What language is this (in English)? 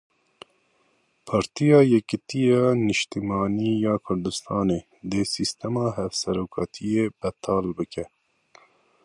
Kurdish